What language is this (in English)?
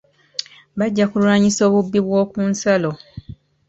Ganda